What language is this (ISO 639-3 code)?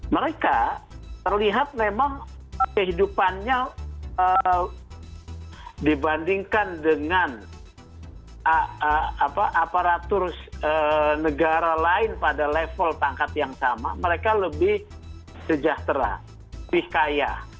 ind